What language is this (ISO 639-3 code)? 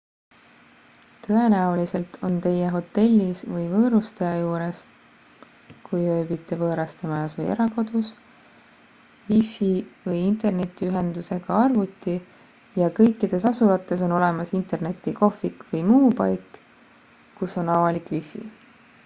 est